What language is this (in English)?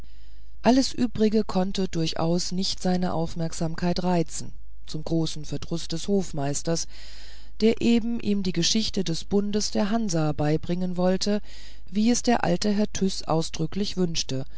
German